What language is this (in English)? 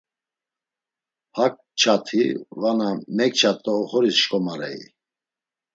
Laz